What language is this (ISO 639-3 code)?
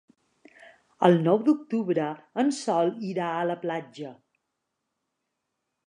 cat